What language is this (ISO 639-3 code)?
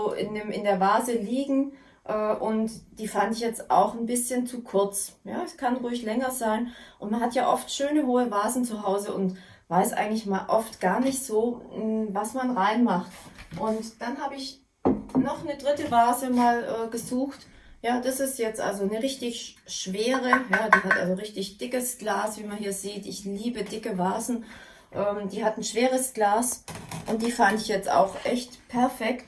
deu